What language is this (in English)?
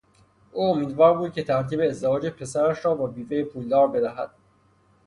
Persian